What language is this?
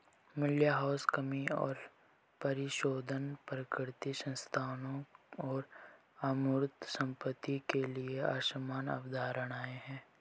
Hindi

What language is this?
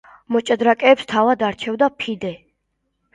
Georgian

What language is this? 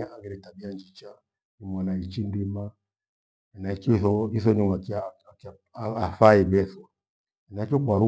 Gweno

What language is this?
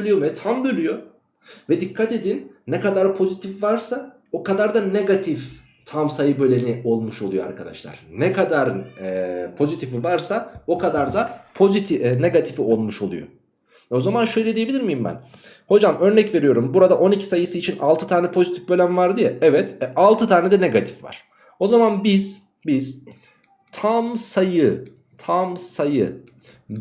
Turkish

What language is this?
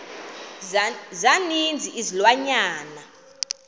Xhosa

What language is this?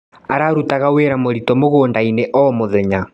Kikuyu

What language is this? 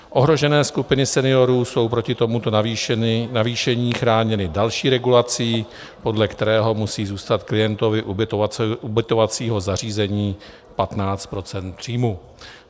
Czech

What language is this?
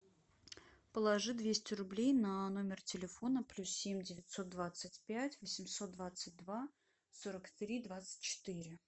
Russian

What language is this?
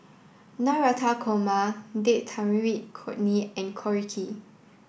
English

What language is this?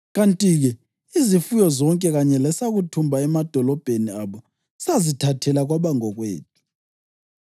North Ndebele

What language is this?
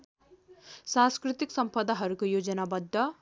Nepali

